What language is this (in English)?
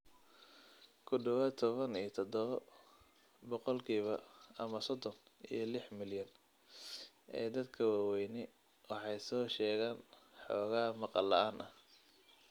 Somali